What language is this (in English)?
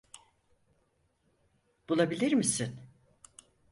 Turkish